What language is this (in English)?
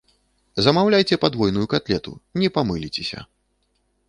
Belarusian